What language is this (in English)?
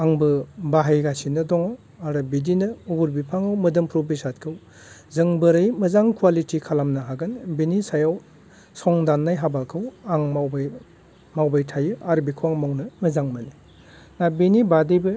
Bodo